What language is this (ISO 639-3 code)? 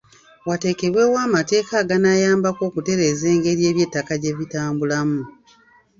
lug